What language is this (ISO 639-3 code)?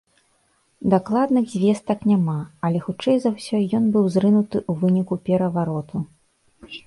bel